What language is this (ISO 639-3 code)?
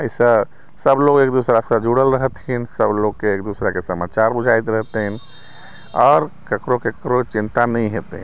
mai